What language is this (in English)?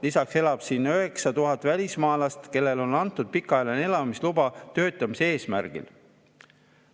Estonian